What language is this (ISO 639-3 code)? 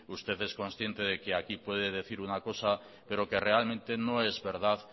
spa